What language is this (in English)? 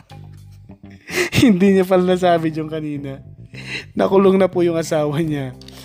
Filipino